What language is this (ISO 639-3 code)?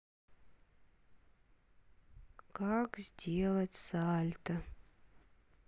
rus